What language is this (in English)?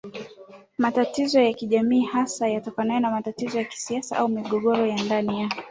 Swahili